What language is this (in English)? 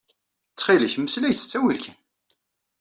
Kabyle